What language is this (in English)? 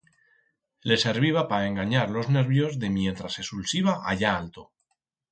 Aragonese